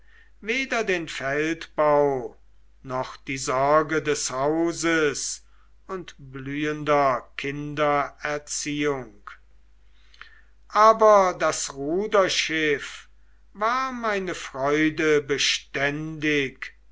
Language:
German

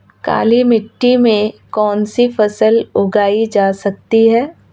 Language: Hindi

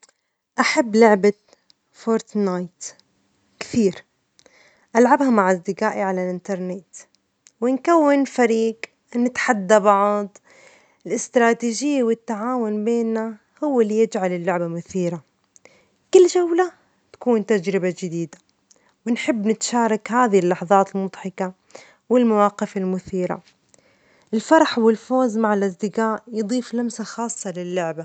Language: Omani Arabic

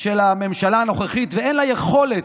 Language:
Hebrew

